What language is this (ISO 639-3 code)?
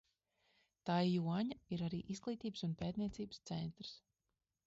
lav